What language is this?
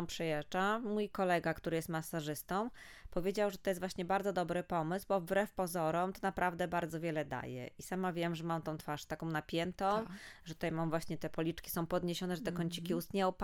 Polish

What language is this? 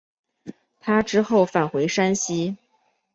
Chinese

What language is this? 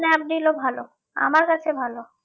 Bangla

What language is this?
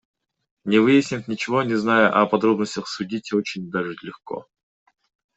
Kyrgyz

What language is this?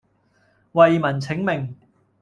Cantonese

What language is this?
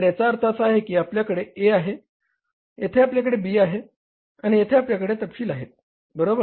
Marathi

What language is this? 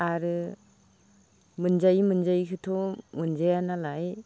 Bodo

